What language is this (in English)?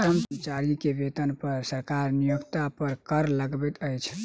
Maithili